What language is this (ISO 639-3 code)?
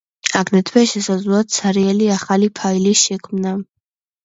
kat